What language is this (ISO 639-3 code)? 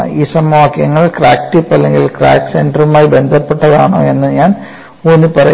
mal